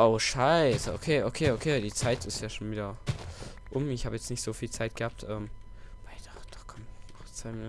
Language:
German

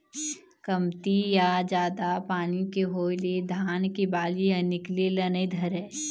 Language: Chhattisgarhi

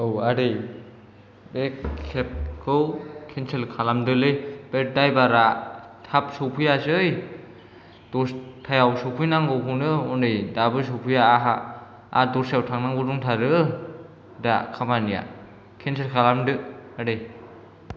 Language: Bodo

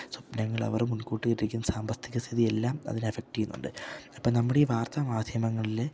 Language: Malayalam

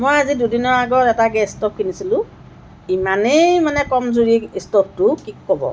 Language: Assamese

